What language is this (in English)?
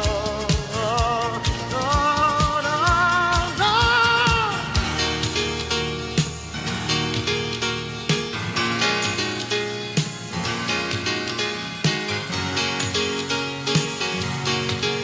Italian